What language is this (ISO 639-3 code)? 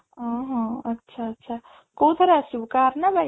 ori